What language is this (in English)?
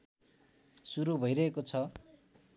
Nepali